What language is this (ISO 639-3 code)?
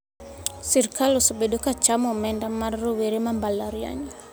luo